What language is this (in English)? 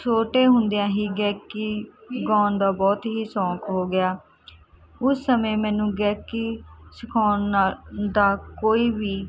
Punjabi